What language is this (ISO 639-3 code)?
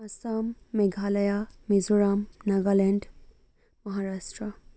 asm